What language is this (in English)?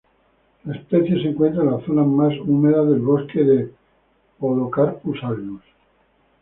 Spanish